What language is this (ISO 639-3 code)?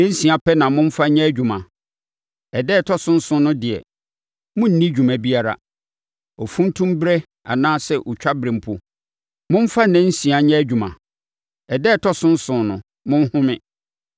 aka